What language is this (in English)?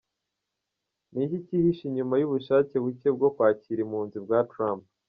Kinyarwanda